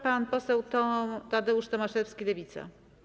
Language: Polish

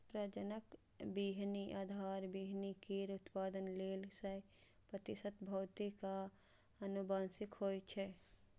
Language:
Maithili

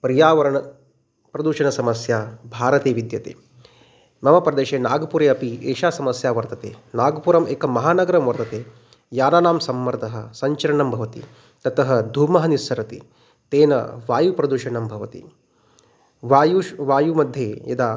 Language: Sanskrit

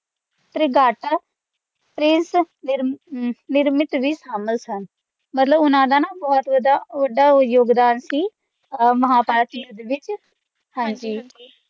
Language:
Punjabi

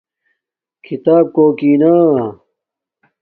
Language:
Domaaki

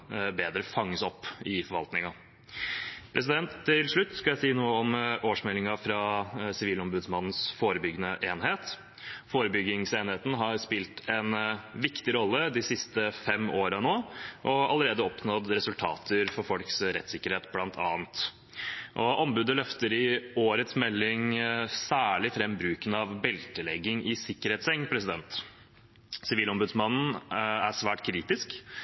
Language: Norwegian Bokmål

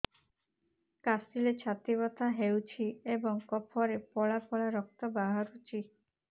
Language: Odia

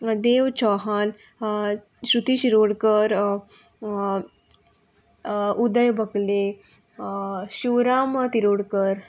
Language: Konkani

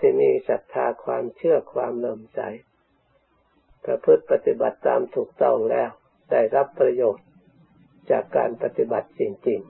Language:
Thai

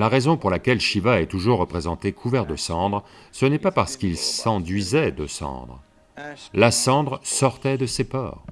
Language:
French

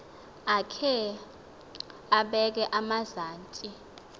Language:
Xhosa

